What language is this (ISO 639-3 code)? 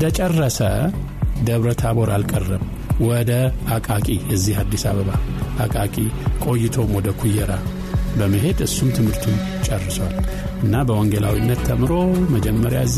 amh